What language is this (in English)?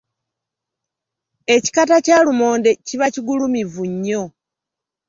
Ganda